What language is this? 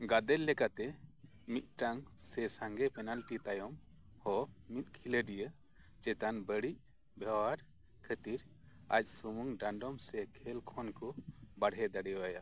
Santali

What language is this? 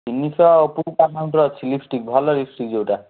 Odia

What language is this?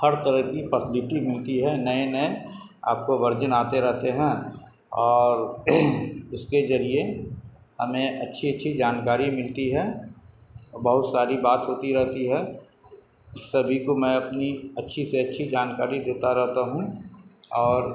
Urdu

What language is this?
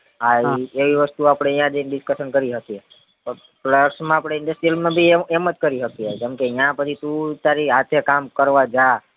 Gujarati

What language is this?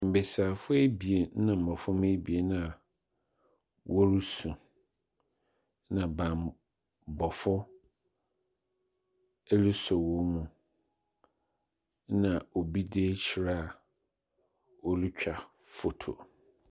Akan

